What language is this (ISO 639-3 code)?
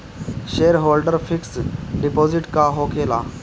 bho